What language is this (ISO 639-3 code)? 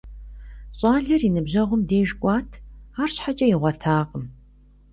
kbd